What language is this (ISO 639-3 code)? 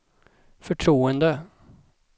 swe